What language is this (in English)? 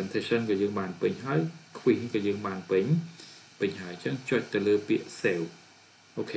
Thai